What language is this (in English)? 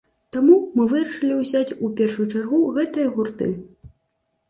Belarusian